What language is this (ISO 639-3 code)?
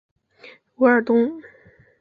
zho